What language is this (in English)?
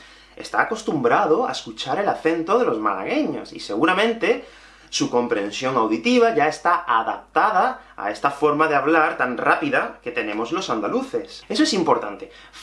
Spanish